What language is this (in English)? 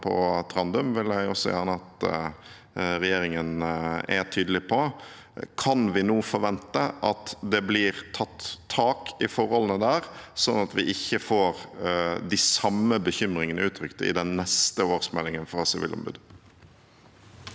Norwegian